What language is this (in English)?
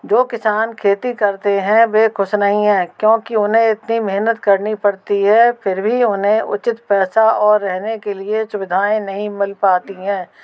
Hindi